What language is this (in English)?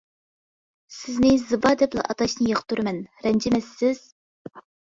Uyghur